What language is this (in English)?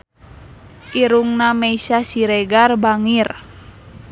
Sundanese